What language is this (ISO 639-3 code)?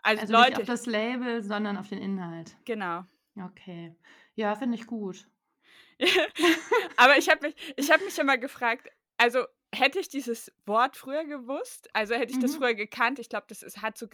deu